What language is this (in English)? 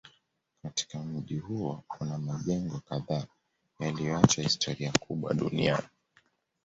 Swahili